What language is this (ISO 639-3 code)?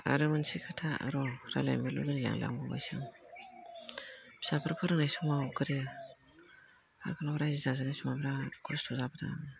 brx